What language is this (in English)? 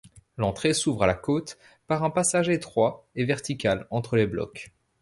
French